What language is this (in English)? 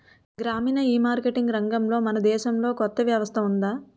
Telugu